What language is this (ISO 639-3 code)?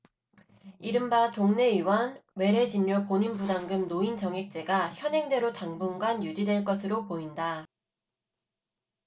kor